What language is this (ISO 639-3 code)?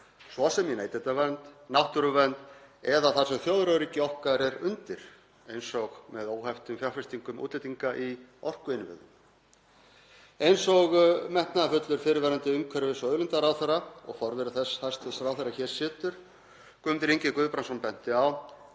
isl